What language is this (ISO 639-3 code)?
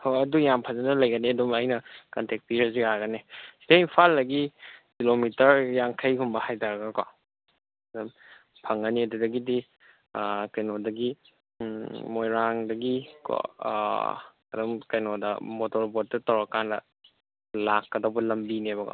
mni